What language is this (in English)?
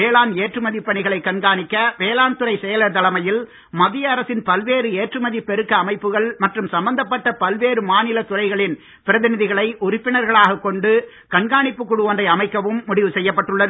Tamil